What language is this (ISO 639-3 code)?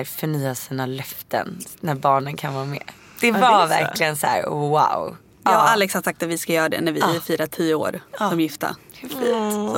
swe